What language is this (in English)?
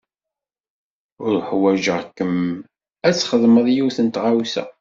Kabyle